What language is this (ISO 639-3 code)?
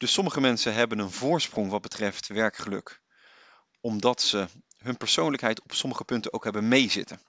nld